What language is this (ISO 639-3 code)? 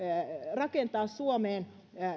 fin